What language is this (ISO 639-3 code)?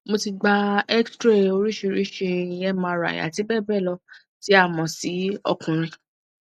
yor